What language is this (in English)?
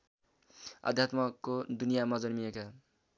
Nepali